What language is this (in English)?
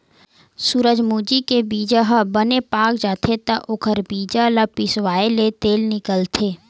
Chhattisgarhi